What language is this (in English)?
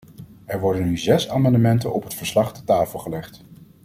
Dutch